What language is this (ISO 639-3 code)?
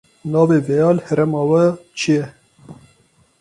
kur